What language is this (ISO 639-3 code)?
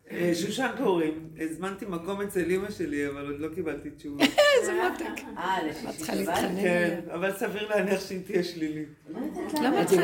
heb